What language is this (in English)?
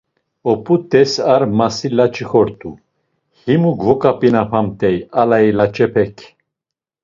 Laz